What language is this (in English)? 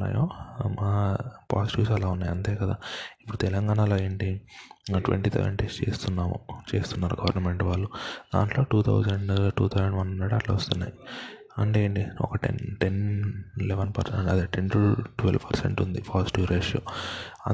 Telugu